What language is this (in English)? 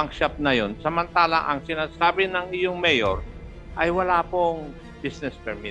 Filipino